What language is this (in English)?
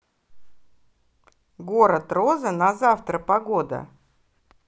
Russian